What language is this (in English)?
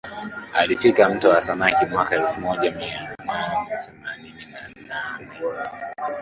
Swahili